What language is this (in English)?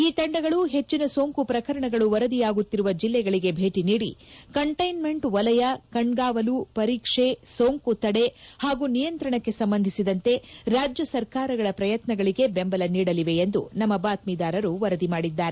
Kannada